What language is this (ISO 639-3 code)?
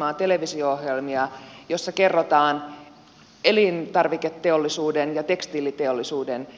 fin